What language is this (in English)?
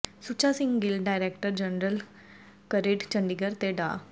Punjabi